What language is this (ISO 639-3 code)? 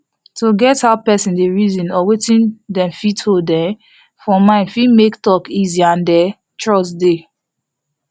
pcm